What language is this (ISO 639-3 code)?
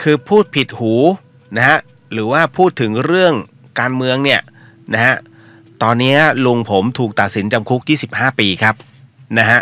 tha